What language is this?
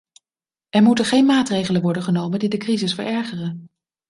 Dutch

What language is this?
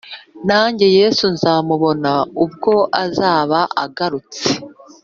Kinyarwanda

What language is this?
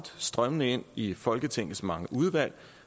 Danish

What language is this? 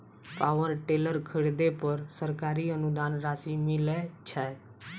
Maithili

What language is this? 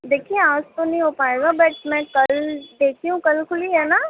Urdu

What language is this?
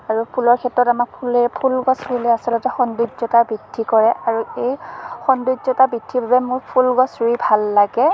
Assamese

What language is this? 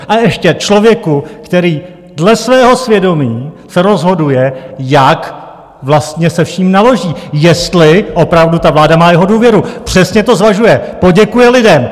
Czech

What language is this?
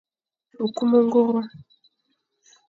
Fang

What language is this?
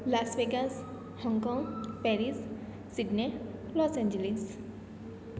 Gujarati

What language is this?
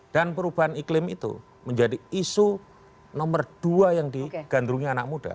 Indonesian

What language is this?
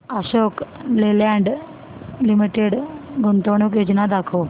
Marathi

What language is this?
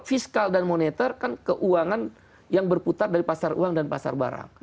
Indonesian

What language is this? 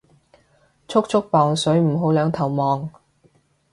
Cantonese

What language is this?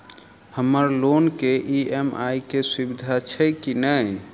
Maithili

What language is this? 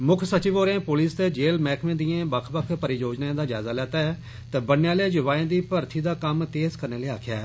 Dogri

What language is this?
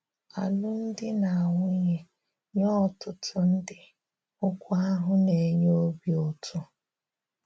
Igbo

